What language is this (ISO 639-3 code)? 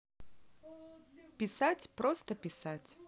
rus